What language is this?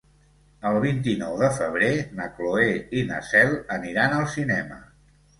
Catalan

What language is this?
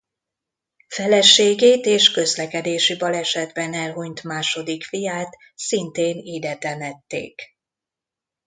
Hungarian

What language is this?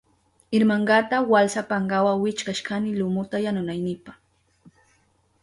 Southern Pastaza Quechua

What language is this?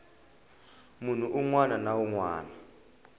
Tsonga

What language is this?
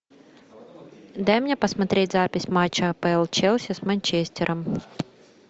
Russian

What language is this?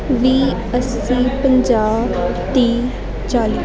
Punjabi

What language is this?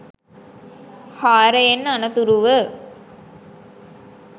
Sinhala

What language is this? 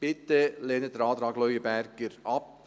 Swiss German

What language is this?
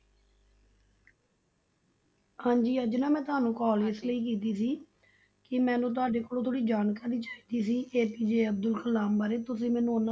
Punjabi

